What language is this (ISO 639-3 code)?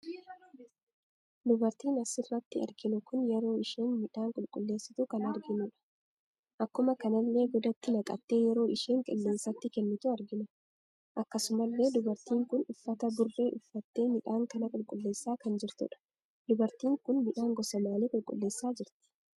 orm